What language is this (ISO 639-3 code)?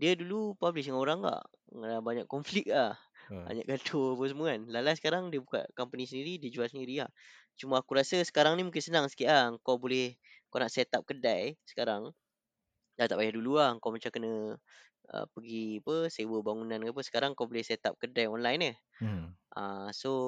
msa